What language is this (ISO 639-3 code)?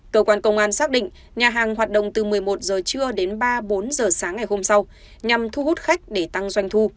vie